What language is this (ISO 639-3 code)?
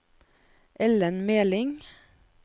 nor